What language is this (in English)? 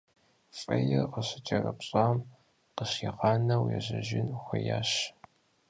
Kabardian